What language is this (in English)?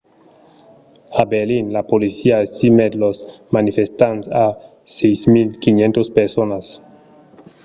Occitan